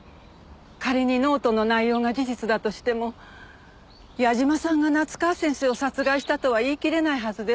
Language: Japanese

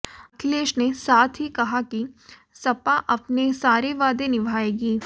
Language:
Hindi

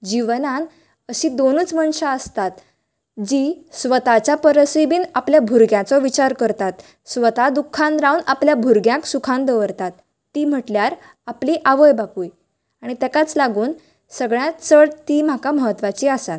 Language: Konkani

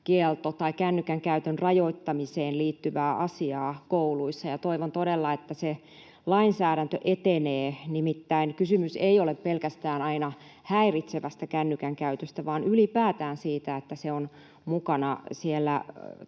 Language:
Finnish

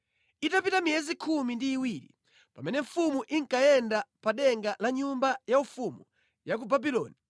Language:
Nyanja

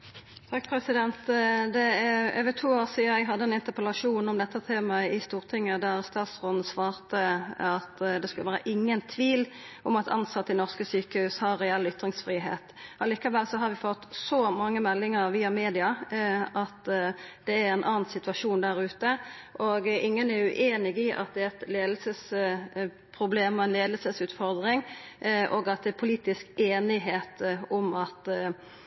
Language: Norwegian Nynorsk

